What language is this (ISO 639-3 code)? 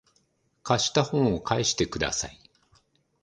jpn